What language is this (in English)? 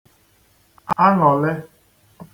Igbo